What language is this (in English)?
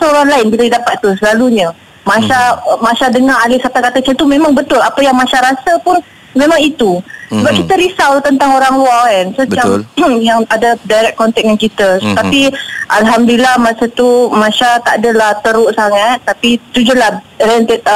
Malay